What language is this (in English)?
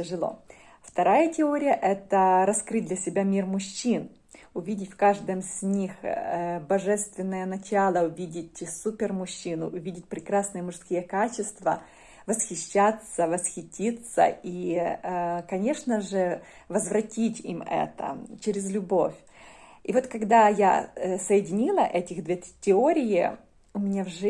Russian